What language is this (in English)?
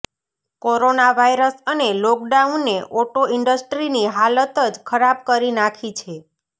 Gujarati